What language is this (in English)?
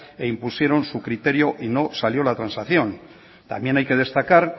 Spanish